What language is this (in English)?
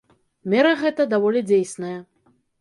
Belarusian